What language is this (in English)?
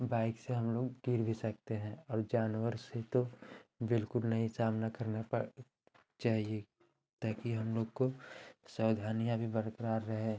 Hindi